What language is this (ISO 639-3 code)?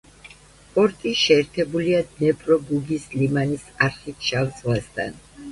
kat